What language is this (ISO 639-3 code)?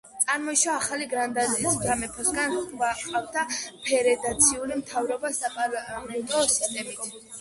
kat